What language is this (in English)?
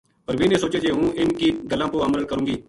Gujari